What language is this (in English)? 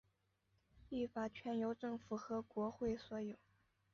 Chinese